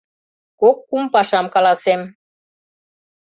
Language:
Mari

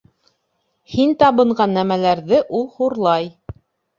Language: Bashkir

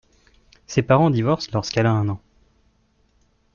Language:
French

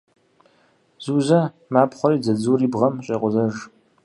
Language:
Kabardian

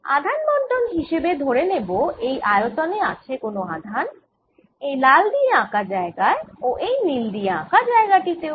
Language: Bangla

